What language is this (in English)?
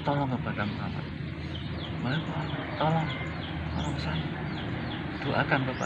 Indonesian